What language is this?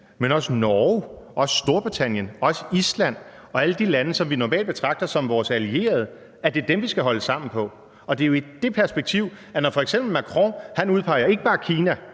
Danish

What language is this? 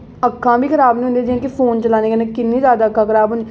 Dogri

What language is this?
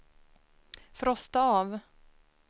Swedish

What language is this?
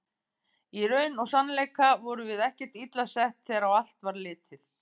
Icelandic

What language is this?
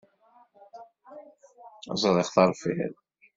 Kabyle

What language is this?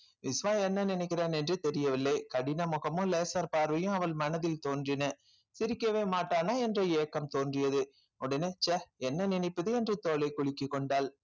Tamil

